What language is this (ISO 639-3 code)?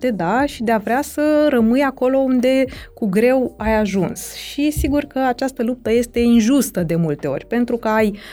ron